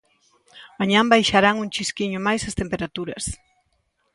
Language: Galician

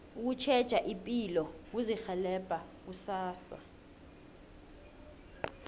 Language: South Ndebele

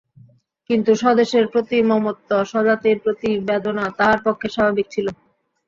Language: Bangla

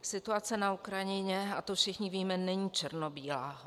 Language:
Czech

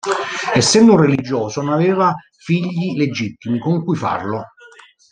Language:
Italian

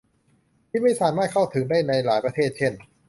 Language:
Thai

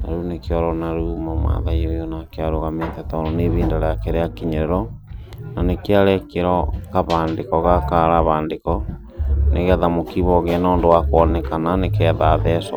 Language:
Kikuyu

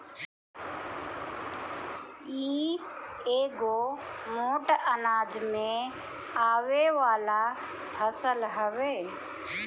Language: Bhojpuri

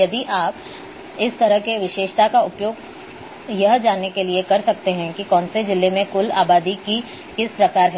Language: Hindi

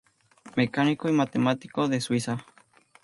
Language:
Spanish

